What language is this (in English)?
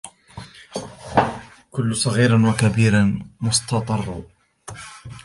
Arabic